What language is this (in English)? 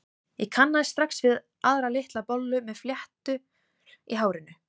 Icelandic